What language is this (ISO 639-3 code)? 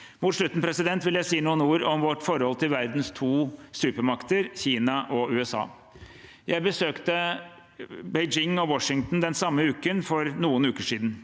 nor